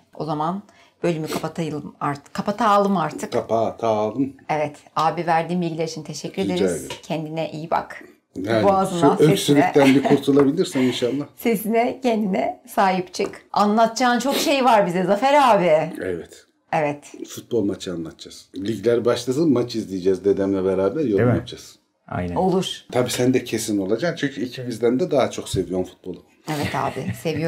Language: Turkish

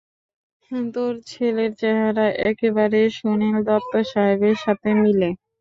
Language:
Bangla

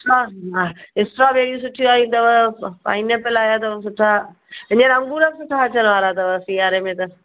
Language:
Sindhi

